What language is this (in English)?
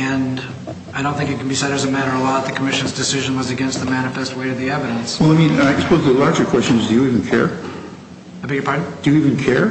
English